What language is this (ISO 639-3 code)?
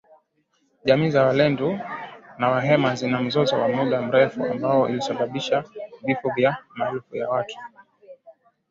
swa